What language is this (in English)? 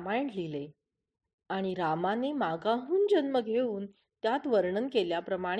Marathi